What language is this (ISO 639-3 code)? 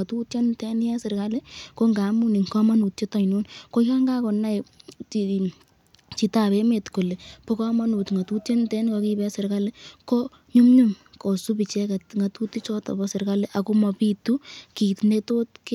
kln